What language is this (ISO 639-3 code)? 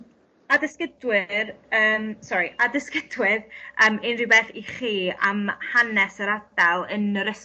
cym